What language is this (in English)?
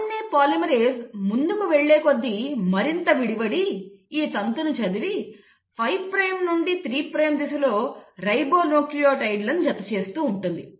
Telugu